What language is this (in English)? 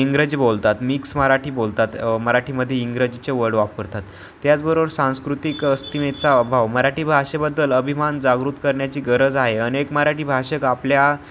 Marathi